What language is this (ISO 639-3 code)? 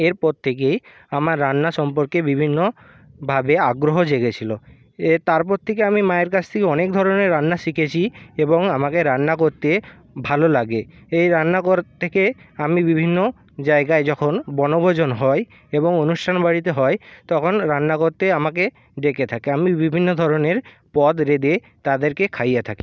ben